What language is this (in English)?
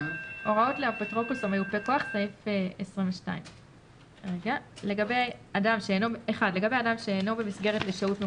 Hebrew